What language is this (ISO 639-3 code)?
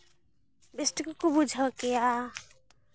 sat